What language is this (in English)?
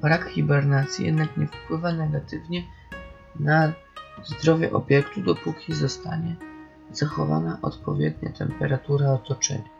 Polish